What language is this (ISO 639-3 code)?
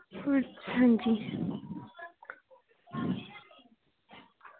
doi